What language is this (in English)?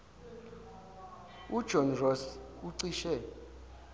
Zulu